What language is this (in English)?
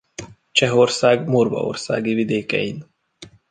Hungarian